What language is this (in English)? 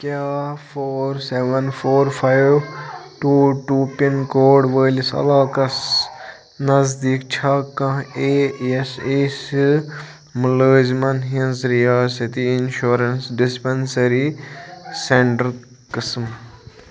Kashmiri